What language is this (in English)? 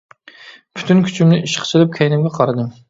Uyghur